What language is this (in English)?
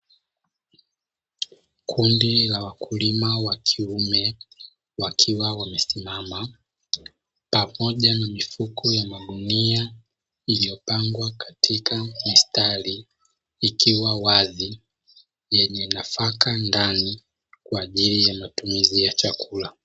Swahili